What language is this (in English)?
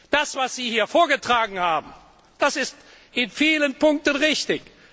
German